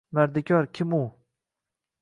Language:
Uzbek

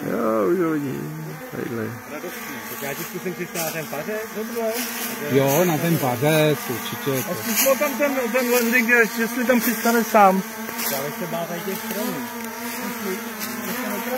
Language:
Czech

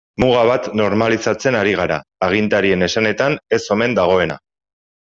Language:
Basque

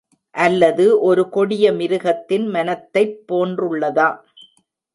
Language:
Tamil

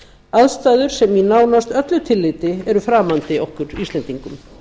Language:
Icelandic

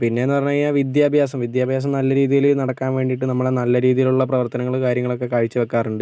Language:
Malayalam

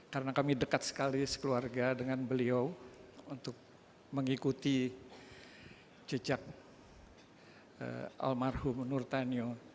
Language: Indonesian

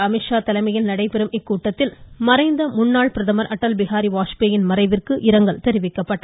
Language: Tamil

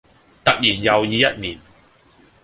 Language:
Cantonese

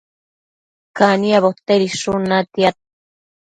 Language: Matsés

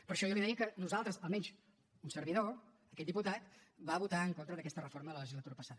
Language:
Catalan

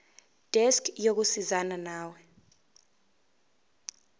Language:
Zulu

